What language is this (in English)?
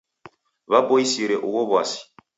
Taita